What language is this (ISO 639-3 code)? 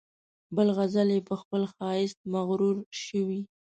pus